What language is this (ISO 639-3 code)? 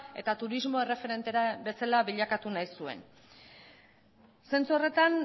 eus